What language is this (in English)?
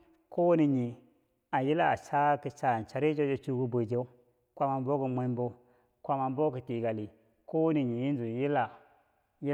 Bangwinji